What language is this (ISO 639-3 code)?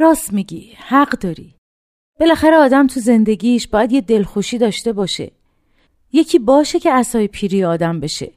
fas